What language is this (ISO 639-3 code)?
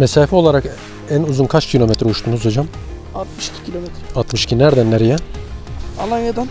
tur